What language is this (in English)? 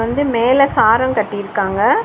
Tamil